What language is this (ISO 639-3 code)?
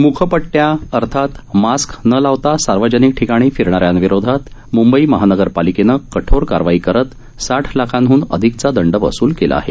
mar